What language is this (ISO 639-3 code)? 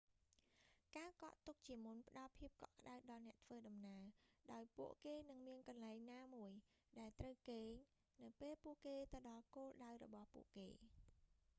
khm